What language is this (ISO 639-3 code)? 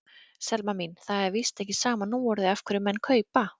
isl